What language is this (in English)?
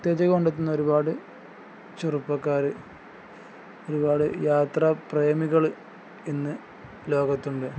Malayalam